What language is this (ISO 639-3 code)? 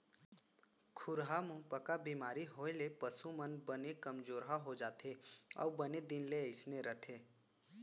hne